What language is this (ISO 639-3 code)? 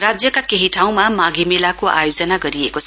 nep